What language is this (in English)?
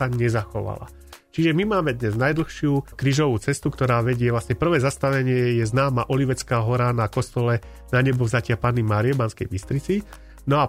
Slovak